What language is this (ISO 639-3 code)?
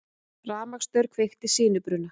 isl